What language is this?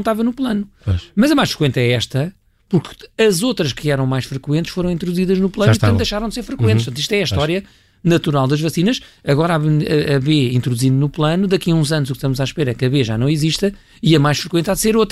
Portuguese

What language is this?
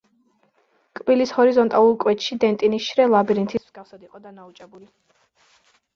Georgian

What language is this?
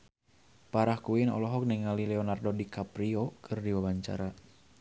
Sundanese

